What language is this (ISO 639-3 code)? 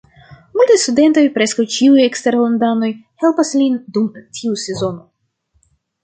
epo